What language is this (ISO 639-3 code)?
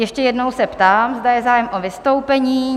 ces